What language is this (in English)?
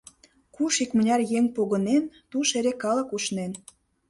Mari